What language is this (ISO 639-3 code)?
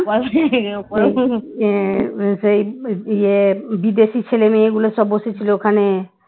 ben